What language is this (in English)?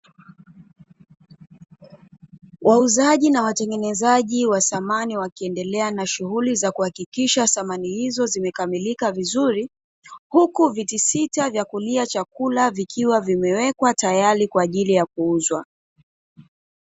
Swahili